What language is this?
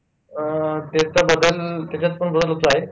Marathi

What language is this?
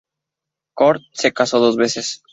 Spanish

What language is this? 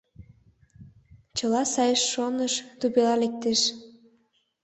Mari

